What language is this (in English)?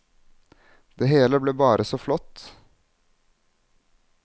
Norwegian